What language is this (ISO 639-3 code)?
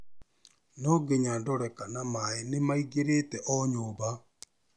kik